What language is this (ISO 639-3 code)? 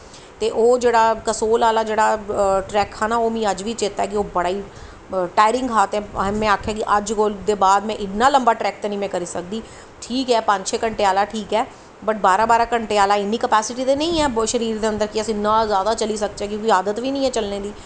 doi